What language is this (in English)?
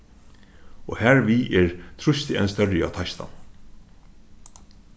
Faroese